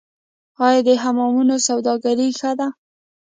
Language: Pashto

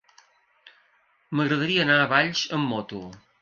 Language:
Catalan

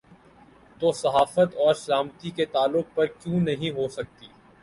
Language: Urdu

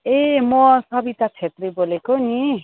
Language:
Nepali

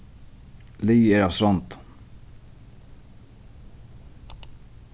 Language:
Faroese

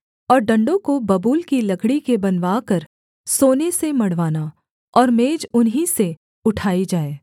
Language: Hindi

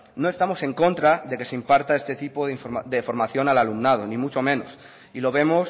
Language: Spanish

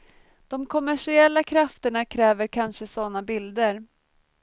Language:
Swedish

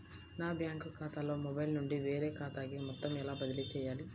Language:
Telugu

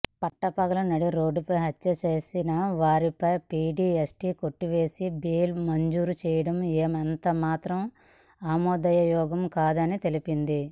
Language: Telugu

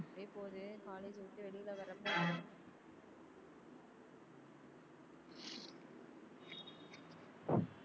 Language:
Tamil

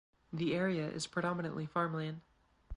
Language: English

